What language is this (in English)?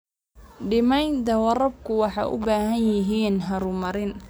Somali